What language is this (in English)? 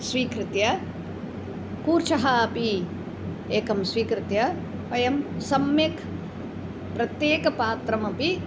Sanskrit